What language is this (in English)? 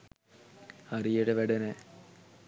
Sinhala